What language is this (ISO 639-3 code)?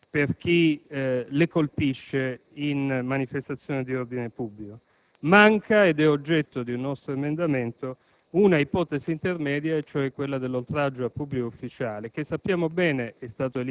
ita